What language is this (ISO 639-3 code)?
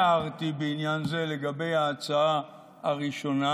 heb